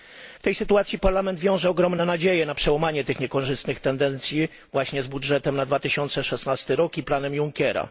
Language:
Polish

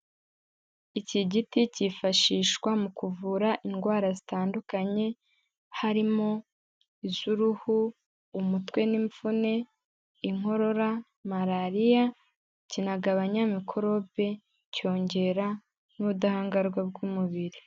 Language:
Kinyarwanda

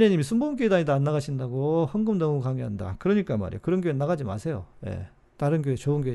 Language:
Korean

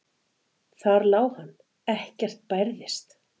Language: Icelandic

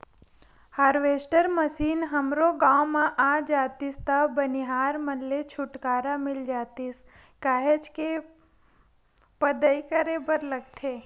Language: Chhattisgarhi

